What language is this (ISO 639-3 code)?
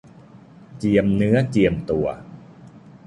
tha